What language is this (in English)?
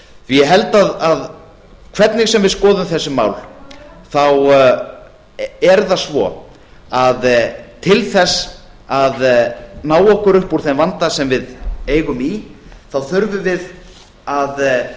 Icelandic